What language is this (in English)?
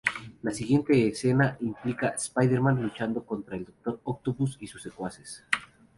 Spanish